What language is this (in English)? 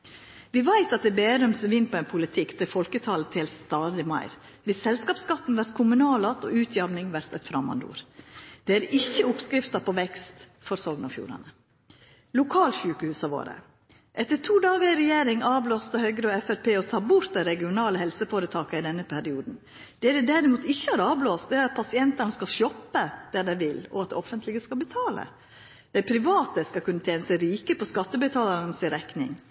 Norwegian Nynorsk